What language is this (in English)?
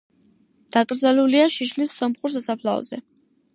Georgian